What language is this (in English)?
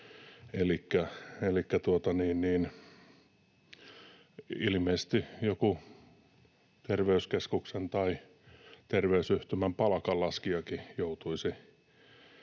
Finnish